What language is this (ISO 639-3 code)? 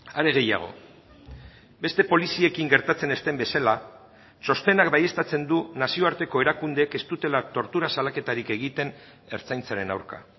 eus